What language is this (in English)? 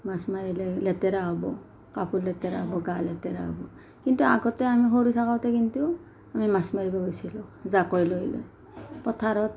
Assamese